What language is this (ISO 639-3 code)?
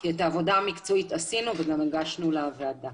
heb